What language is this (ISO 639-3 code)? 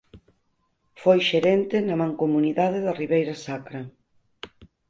glg